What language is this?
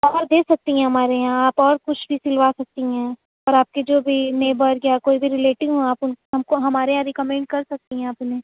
Urdu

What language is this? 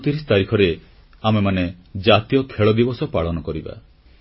Odia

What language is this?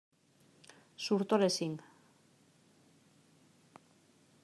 Catalan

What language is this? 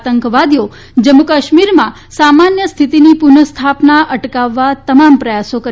Gujarati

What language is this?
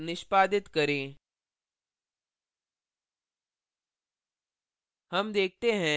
Hindi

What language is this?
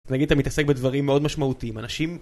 Hebrew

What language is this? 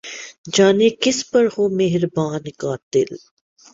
Urdu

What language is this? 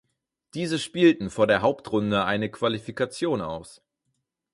German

